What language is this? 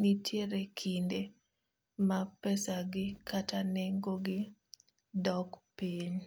Luo (Kenya and Tanzania)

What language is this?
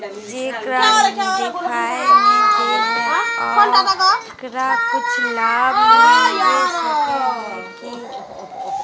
Magahi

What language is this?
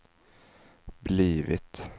Swedish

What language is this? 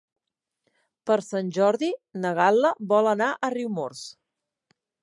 Catalan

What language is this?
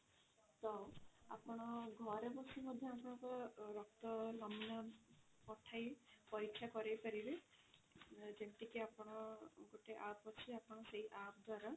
Odia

